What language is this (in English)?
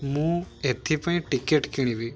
Odia